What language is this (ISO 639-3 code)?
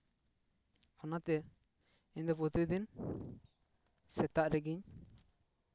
sat